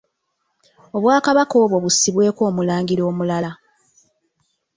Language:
Ganda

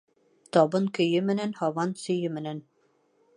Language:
Bashkir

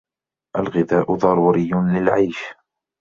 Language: Arabic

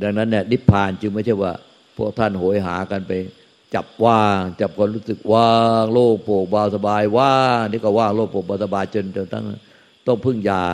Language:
Thai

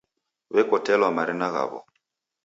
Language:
Taita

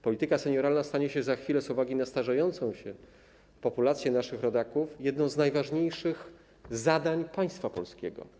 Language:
Polish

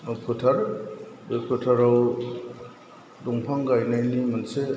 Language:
Bodo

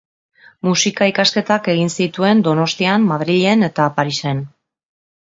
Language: Basque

